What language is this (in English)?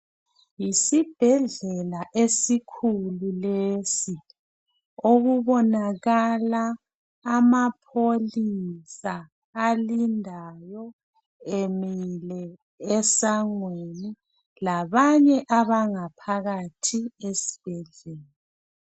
North Ndebele